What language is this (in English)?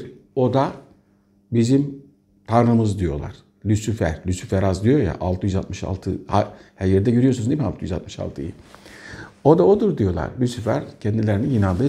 Turkish